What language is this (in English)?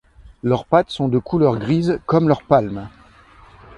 French